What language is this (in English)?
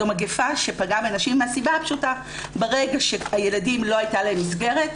Hebrew